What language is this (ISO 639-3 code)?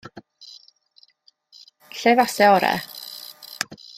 cym